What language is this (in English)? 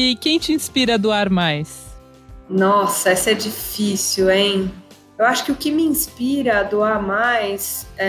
Portuguese